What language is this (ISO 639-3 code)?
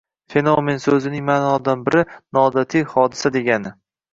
uzb